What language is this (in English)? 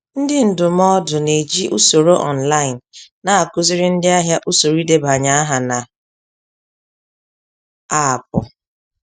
Igbo